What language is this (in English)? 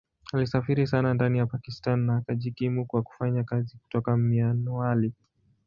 Swahili